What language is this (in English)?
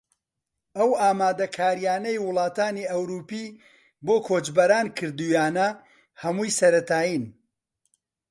Central Kurdish